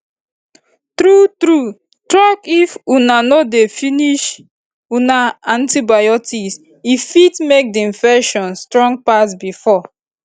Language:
Nigerian Pidgin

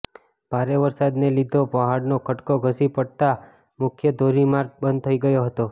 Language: Gujarati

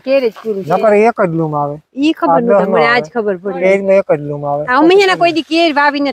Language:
Gujarati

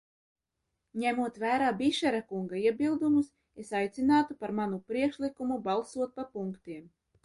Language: Latvian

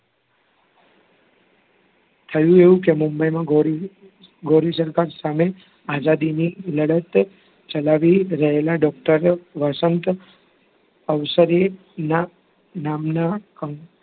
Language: Gujarati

